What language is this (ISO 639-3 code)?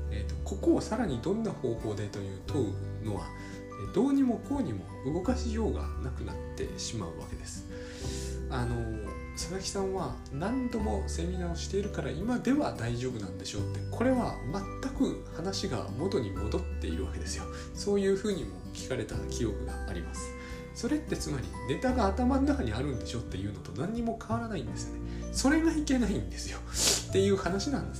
jpn